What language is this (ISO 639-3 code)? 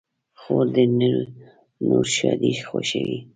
pus